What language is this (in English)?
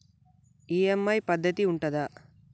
Telugu